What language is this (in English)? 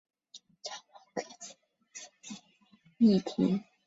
Chinese